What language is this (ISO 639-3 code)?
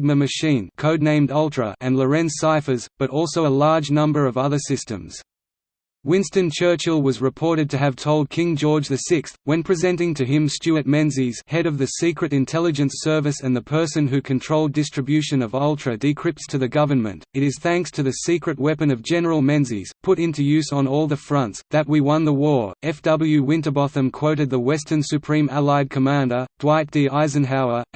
eng